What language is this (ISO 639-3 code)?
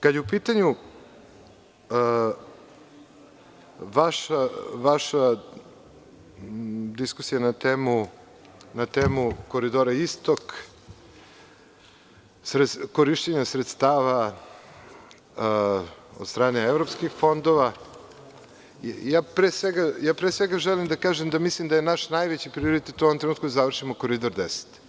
srp